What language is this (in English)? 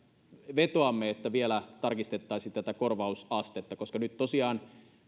Finnish